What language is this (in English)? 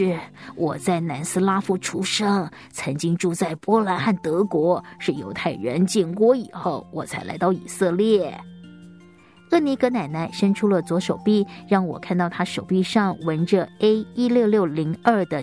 Chinese